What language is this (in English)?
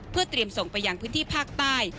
Thai